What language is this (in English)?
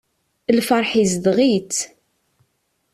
Kabyle